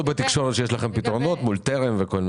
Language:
Hebrew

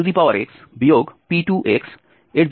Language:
Bangla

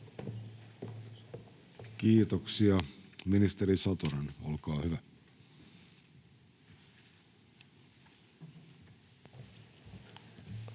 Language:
Finnish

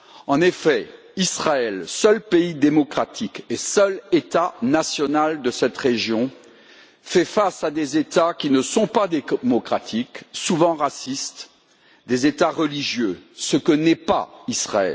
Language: French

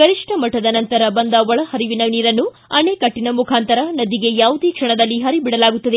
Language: Kannada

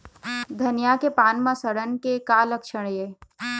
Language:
Chhattisgarhi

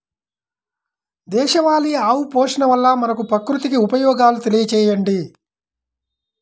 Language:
Telugu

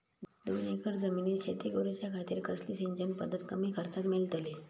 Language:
Marathi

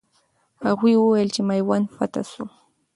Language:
Pashto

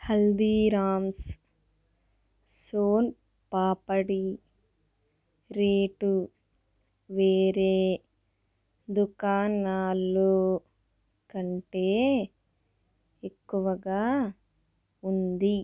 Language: Telugu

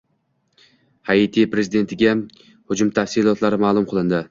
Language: Uzbek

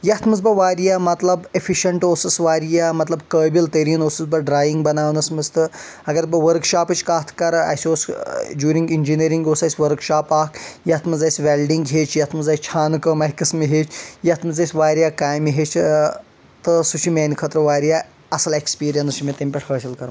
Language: Kashmiri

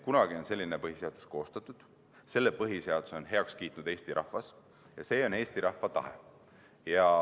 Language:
Estonian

